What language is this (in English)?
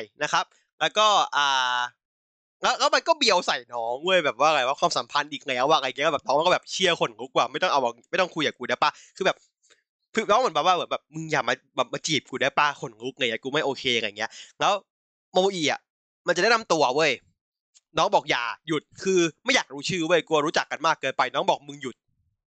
Thai